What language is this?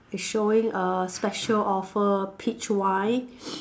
English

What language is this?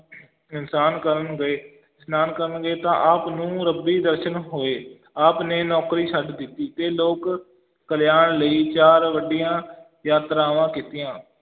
Punjabi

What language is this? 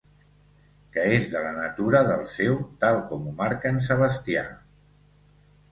Catalan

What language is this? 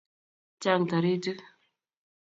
Kalenjin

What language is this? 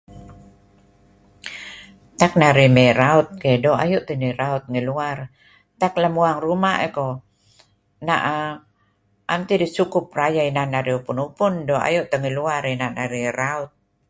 Kelabit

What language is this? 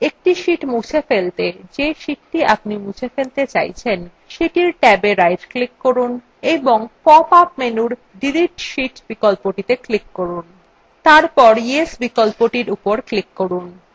Bangla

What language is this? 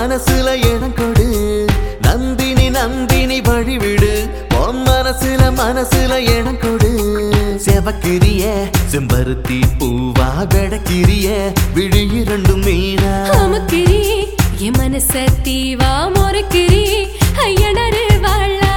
Tamil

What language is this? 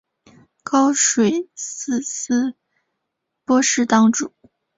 Chinese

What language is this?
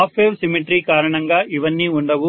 Telugu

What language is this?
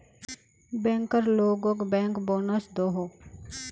Magahi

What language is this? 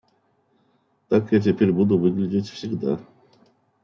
Russian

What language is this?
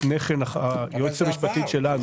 Hebrew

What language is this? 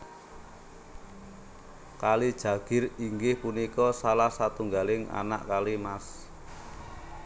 Javanese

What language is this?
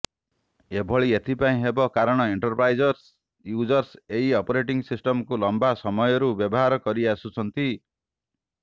Odia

